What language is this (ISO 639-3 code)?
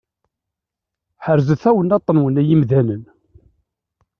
kab